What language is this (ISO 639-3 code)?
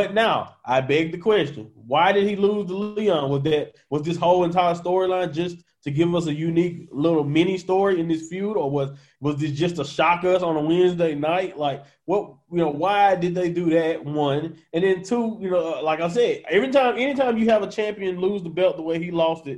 eng